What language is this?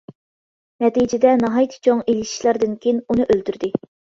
Uyghur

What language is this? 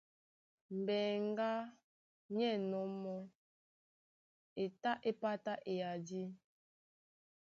Duala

